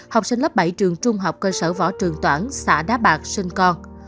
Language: Vietnamese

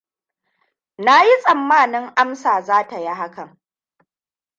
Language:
Hausa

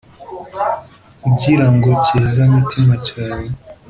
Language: Kinyarwanda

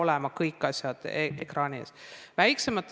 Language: Estonian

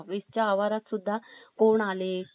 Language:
Marathi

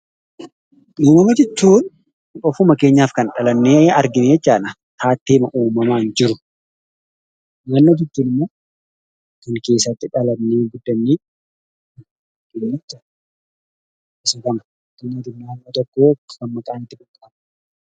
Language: Oromo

